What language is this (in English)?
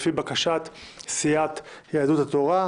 Hebrew